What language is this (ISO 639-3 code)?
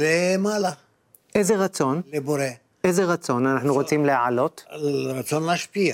heb